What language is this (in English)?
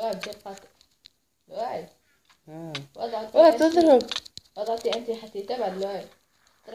Arabic